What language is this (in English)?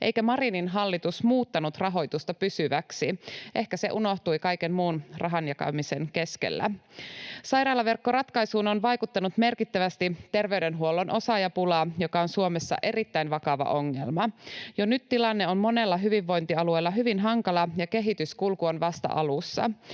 Finnish